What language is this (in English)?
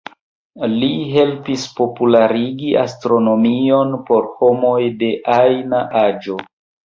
Esperanto